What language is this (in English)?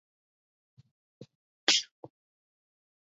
Georgian